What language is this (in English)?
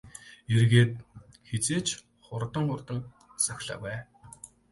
Mongolian